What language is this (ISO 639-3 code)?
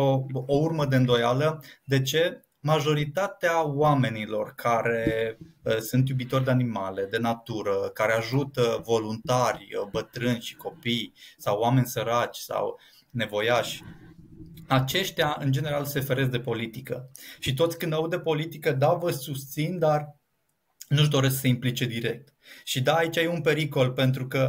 ron